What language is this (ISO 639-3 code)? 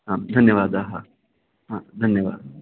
san